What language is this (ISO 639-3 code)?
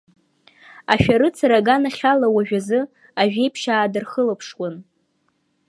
abk